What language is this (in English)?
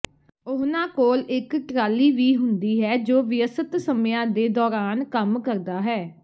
Punjabi